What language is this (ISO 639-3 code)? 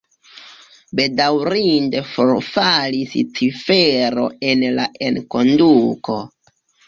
epo